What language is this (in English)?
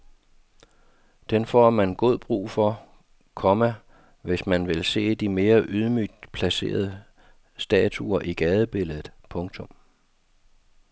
Danish